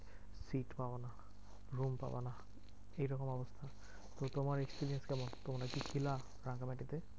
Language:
Bangla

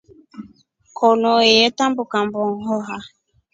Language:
Rombo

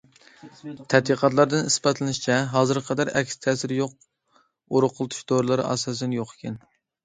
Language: Uyghur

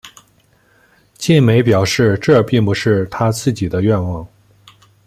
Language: Chinese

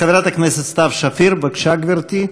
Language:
Hebrew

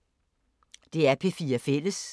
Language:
Danish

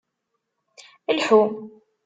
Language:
Kabyle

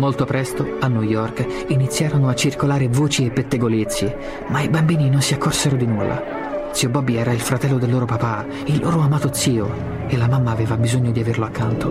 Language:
Italian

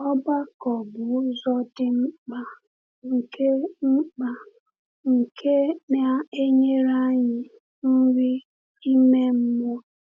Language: Igbo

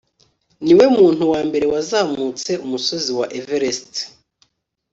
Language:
Kinyarwanda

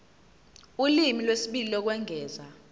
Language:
Zulu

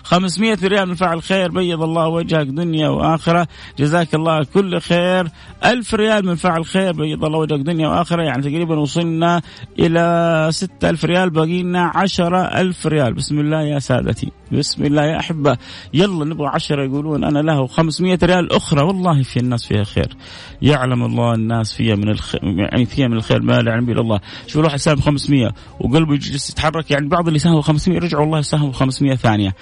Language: Arabic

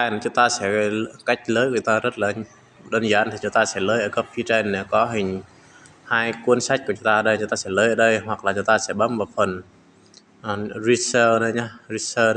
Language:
Vietnamese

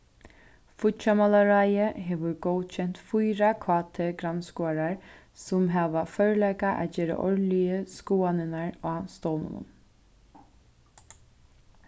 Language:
Faroese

